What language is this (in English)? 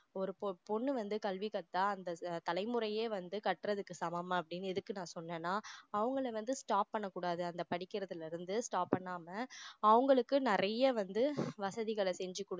Tamil